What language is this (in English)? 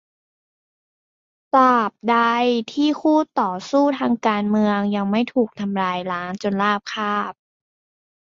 Thai